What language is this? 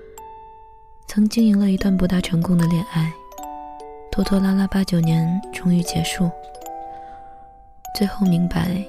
Chinese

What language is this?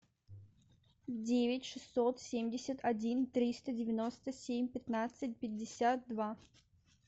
Russian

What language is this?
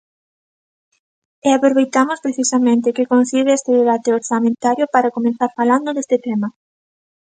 Galician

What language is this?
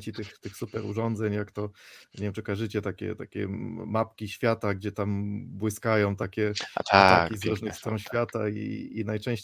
Polish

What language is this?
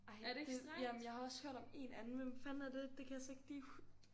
Danish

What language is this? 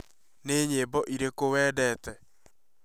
Kikuyu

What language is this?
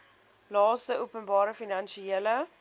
Afrikaans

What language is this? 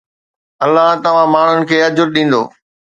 Sindhi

